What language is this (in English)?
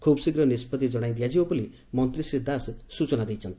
Odia